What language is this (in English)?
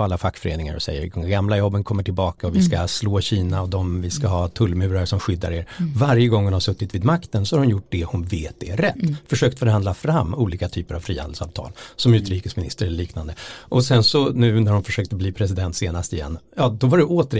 Swedish